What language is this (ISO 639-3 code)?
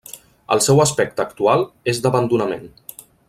cat